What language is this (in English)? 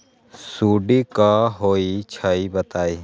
Magahi